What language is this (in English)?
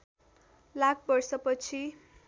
Nepali